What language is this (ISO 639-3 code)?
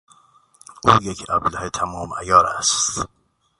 fas